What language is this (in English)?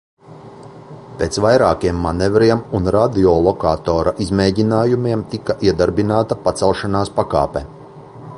Latvian